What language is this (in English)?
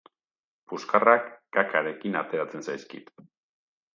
Basque